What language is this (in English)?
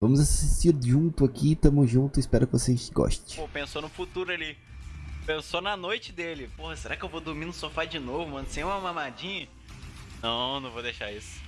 Portuguese